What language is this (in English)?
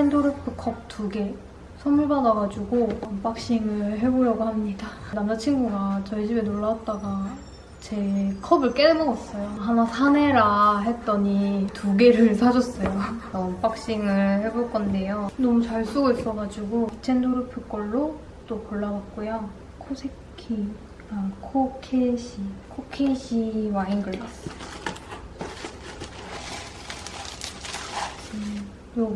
Korean